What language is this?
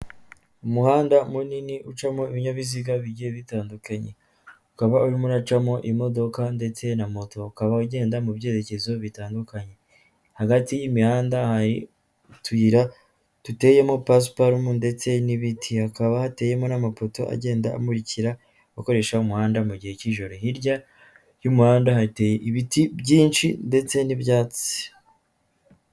Kinyarwanda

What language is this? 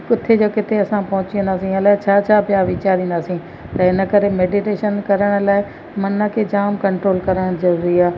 Sindhi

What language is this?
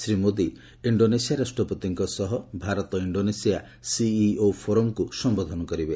Odia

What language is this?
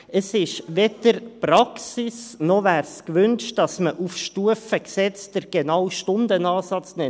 Swiss German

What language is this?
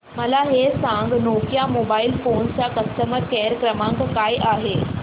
Marathi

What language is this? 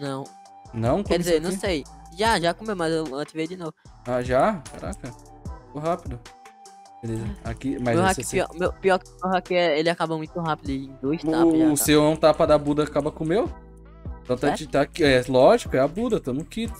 Portuguese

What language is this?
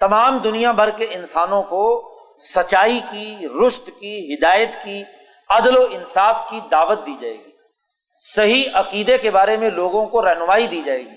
Urdu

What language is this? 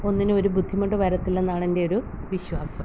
Malayalam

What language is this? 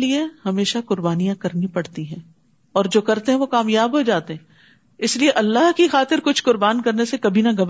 Urdu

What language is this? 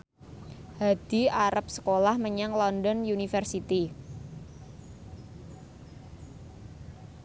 Javanese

